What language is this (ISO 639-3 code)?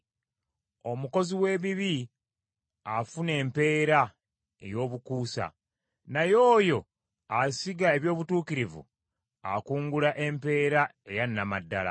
lug